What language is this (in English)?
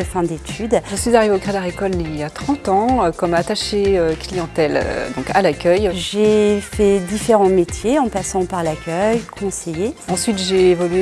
French